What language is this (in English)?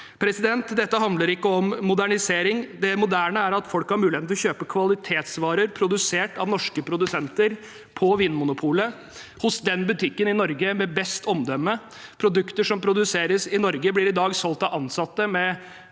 Norwegian